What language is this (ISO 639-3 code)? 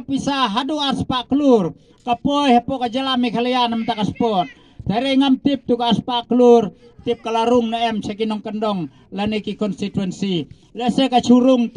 ind